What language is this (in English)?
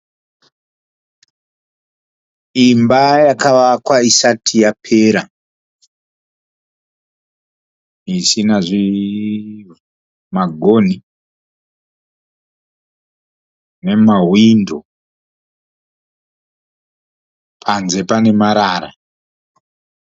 Shona